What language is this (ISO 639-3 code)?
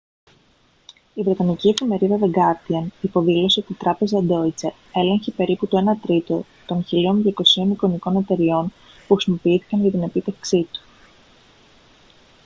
ell